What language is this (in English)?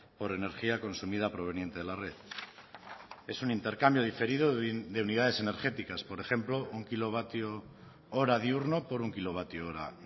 Spanish